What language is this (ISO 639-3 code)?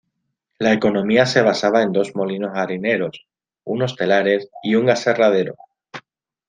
spa